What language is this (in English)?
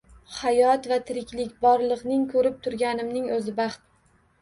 Uzbek